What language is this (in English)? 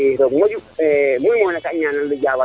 Serer